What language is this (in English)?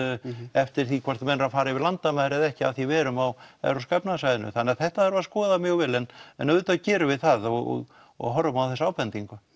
Icelandic